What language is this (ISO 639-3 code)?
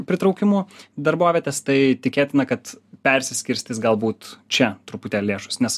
lit